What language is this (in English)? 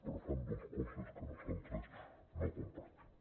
Catalan